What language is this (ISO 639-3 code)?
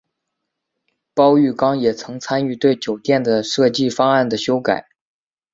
zho